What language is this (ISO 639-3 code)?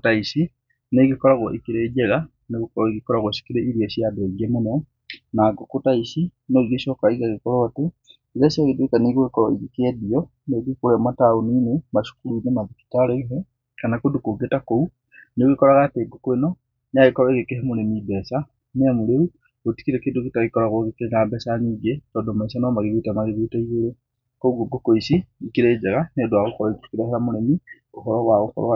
kik